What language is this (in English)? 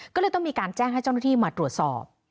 Thai